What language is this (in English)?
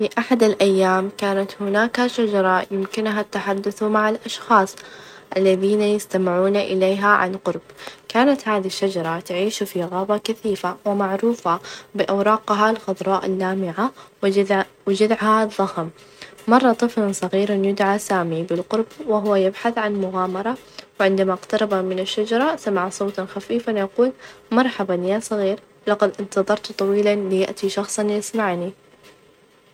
Najdi Arabic